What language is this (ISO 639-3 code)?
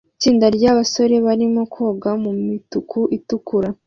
kin